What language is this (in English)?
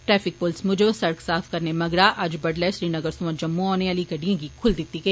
Dogri